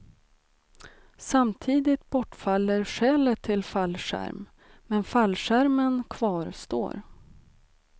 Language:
Swedish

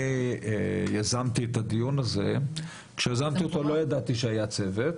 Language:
Hebrew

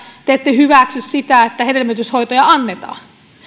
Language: Finnish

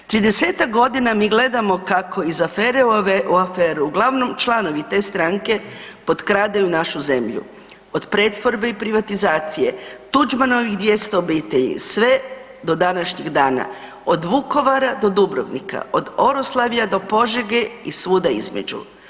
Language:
Croatian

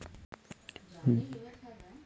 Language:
Telugu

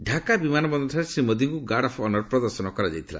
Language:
Odia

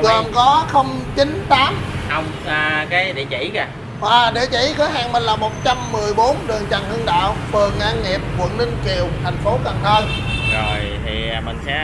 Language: Vietnamese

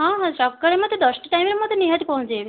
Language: Odia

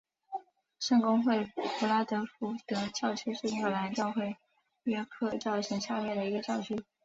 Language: Chinese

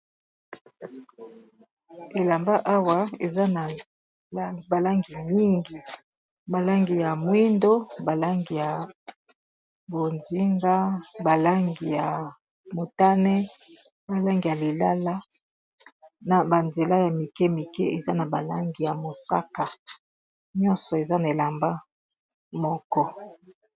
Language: Lingala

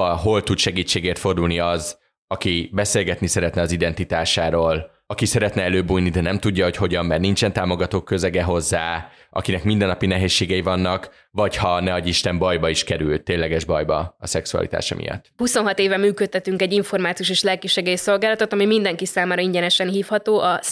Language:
Hungarian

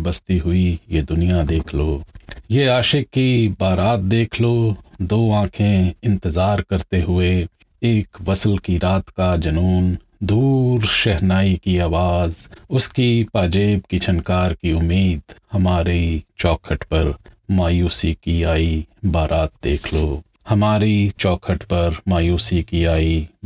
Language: Punjabi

